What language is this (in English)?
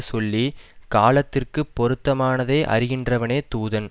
Tamil